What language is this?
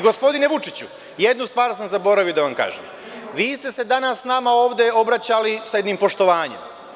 Serbian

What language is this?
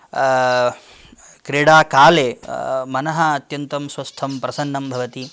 Sanskrit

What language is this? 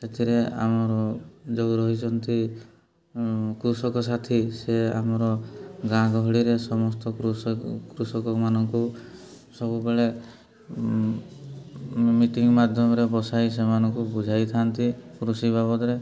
Odia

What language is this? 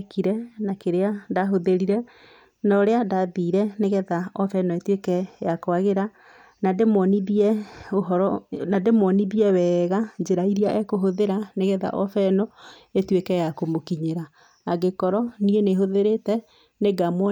Kikuyu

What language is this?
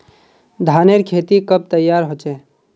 Magahi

